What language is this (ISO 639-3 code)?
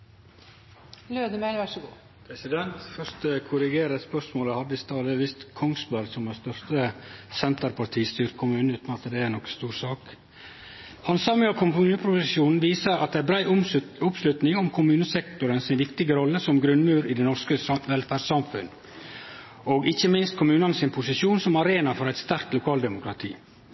nno